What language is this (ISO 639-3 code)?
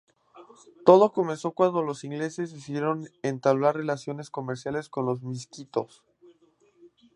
spa